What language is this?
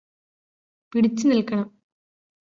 Malayalam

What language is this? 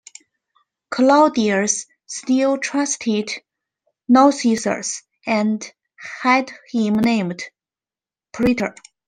English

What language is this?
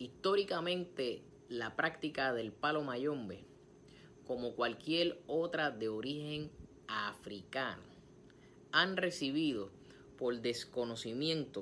Spanish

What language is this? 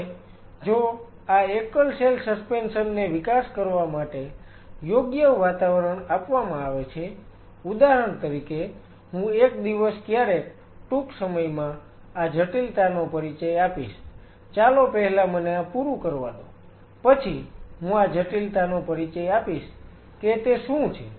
Gujarati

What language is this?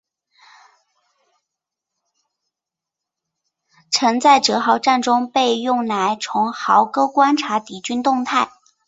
Chinese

